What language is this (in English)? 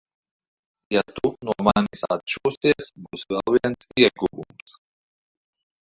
Latvian